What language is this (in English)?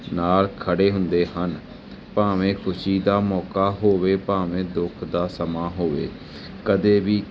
Punjabi